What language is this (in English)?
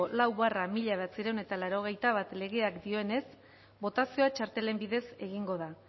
Basque